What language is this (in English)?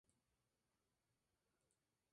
Spanish